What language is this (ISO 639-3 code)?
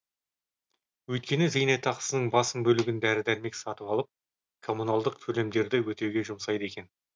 kaz